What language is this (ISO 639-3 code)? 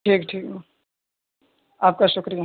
urd